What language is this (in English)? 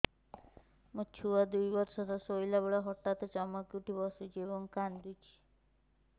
Odia